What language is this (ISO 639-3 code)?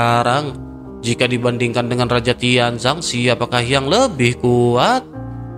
ind